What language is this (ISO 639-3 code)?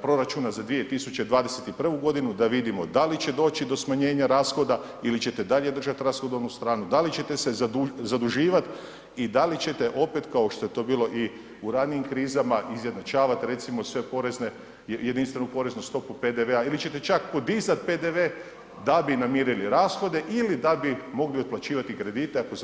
hrv